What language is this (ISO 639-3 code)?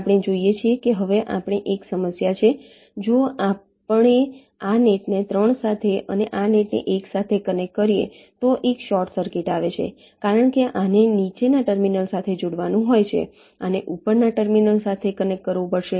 guj